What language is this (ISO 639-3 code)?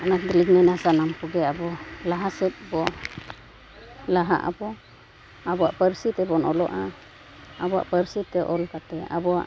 sat